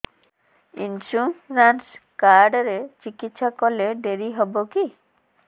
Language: Odia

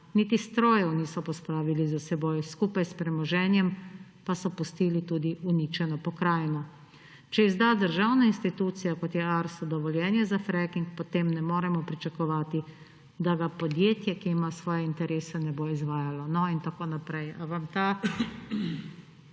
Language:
Slovenian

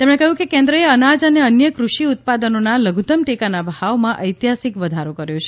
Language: Gujarati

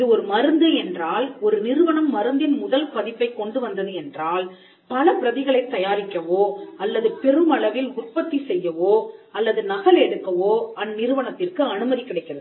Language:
Tamil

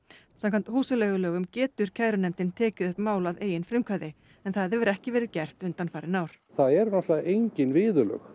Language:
Icelandic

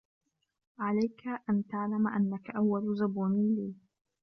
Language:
Arabic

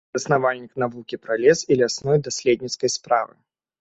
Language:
Belarusian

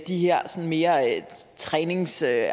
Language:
Danish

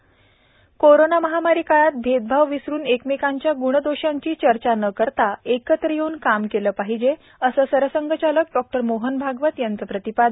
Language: Marathi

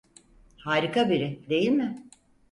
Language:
Turkish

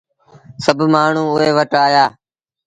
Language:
Sindhi Bhil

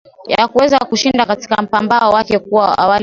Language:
Swahili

